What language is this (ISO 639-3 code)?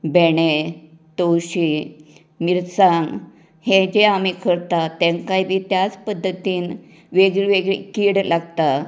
kok